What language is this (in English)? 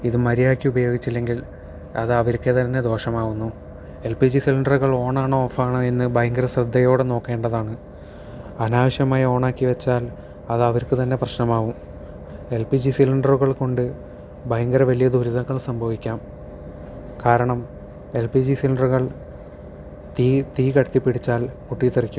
Malayalam